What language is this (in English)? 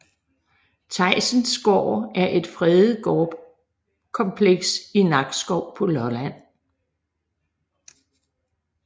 Danish